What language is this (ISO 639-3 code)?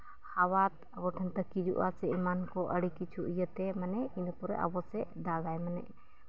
sat